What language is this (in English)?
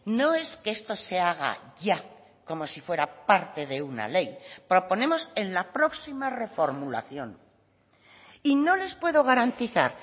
Spanish